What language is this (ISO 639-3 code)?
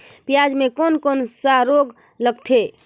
hne